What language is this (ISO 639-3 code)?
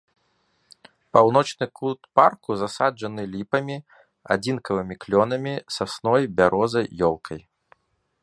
bel